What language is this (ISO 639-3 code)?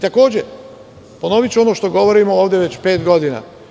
srp